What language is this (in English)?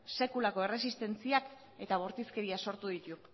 Basque